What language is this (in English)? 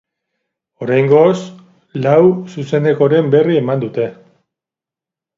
Basque